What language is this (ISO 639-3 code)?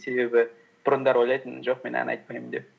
kaz